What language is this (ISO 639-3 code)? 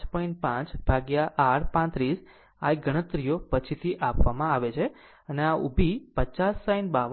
guj